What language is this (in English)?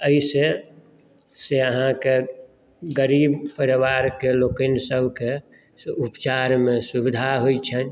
Maithili